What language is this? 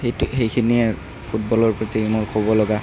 Assamese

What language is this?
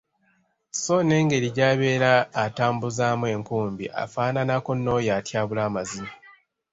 Ganda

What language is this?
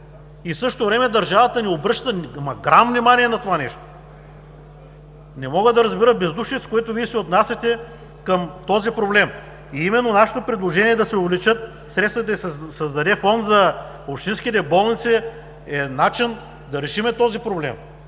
Bulgarian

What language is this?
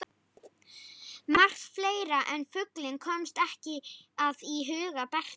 Icelandic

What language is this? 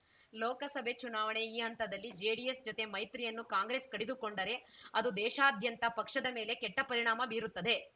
Kannada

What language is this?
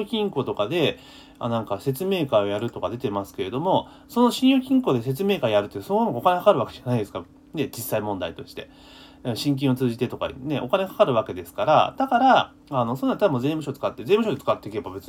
Japanese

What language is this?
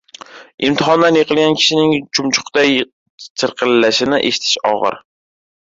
Uzbek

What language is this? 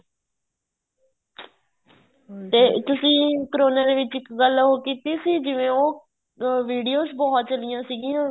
Punjabi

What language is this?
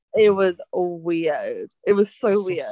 English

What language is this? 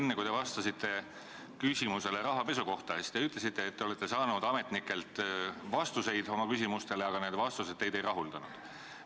Estonian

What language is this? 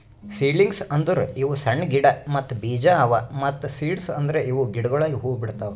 Kannada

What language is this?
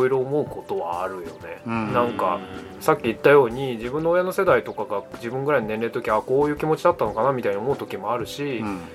Japanese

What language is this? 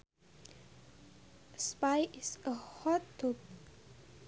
Sundanese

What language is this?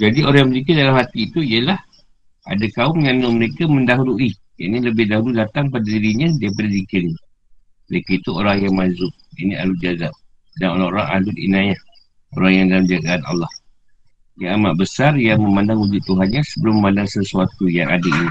Malay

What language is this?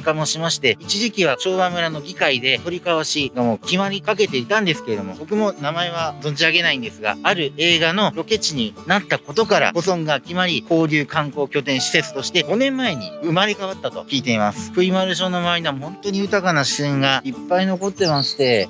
Japanese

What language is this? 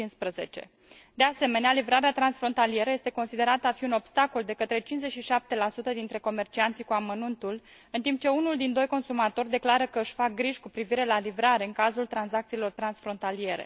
Romanian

